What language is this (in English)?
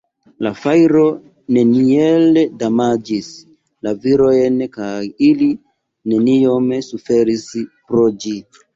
Esperanto